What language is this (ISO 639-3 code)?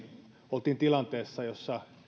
fin